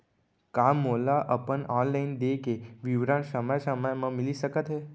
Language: Chhattisgarhi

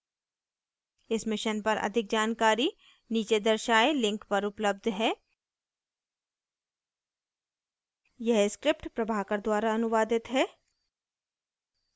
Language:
Hindi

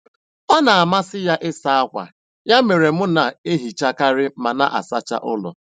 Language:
Igbo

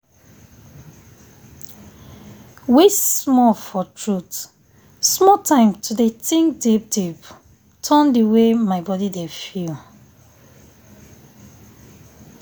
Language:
Nigerian Pidgin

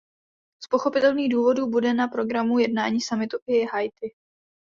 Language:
Czech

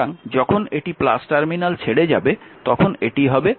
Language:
Bangla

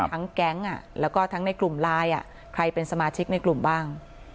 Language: Thai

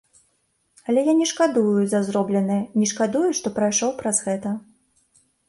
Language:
Belarusian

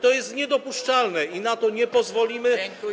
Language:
Polish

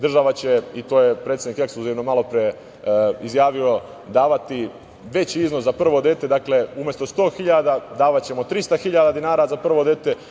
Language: Serbian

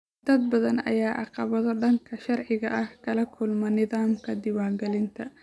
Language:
Somali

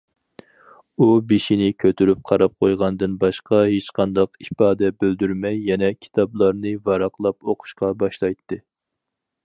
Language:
Uyghur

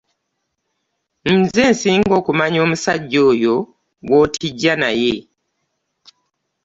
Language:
Ganda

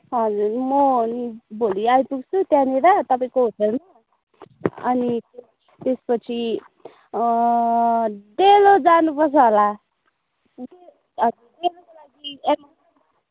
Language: Nepali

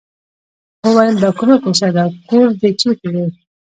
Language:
Pashto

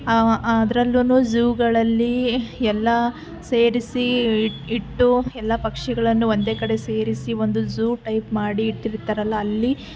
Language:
Kannada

